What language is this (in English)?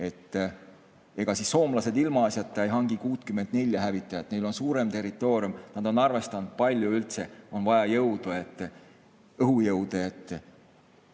Estonian